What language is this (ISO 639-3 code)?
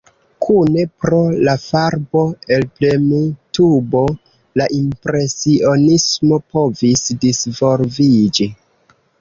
epo